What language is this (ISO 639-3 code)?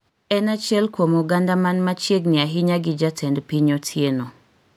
luo